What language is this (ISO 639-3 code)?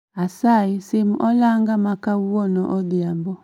luo